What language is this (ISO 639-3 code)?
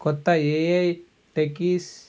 tel